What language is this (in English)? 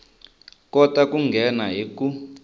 Tsonga